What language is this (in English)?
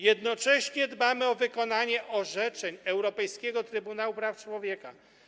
Polish